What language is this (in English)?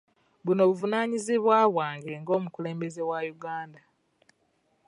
Ganda